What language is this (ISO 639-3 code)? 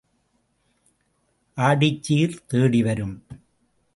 tam